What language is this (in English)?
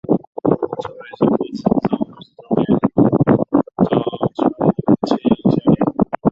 Chinese